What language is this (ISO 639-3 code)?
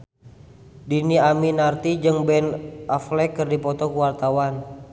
sun